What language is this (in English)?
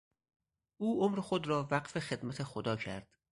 Persian